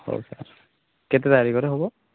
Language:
Odia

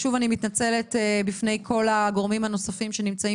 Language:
Hebrew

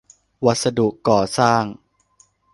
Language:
Thai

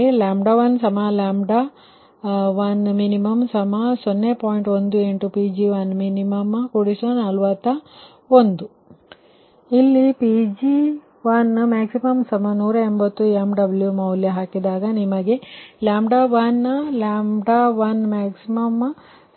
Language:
Kannada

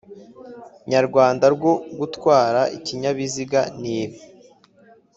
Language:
Kinyarwanda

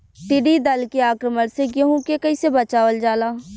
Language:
Bhojpuri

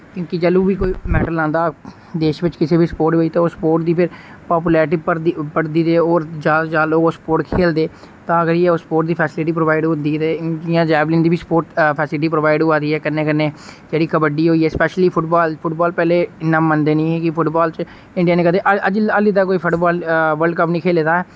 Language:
Dogri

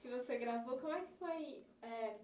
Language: Portuguese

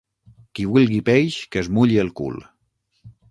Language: Catalan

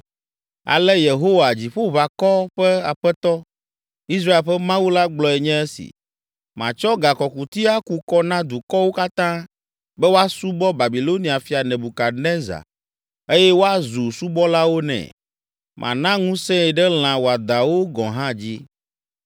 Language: Ewe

